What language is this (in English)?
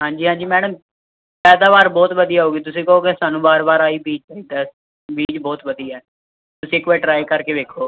Punjabi